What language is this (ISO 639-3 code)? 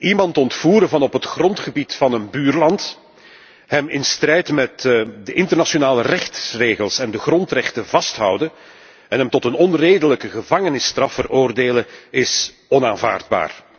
nld